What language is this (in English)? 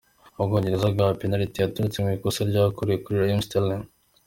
Kinyarwanda